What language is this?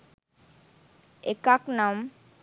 Sinhala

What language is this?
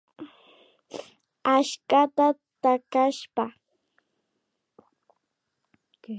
Imbabura Highland Quichua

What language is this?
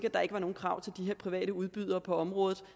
Danish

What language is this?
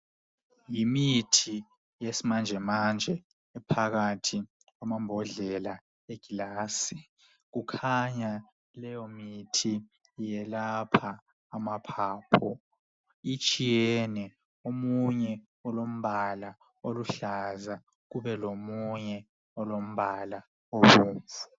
North Ndebele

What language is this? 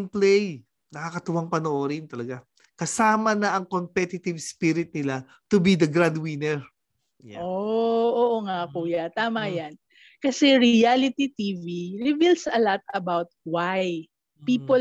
Filipino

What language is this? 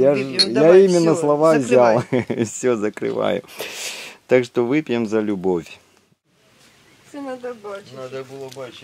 Russian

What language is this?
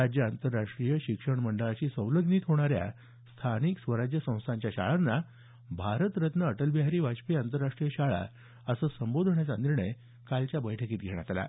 Marathi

